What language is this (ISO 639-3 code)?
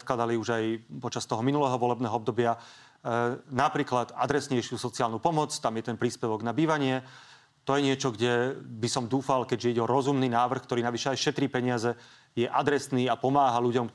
slk